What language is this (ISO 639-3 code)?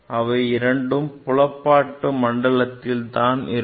tam